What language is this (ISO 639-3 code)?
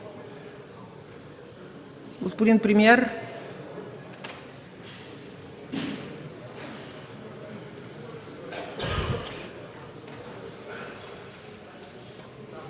bul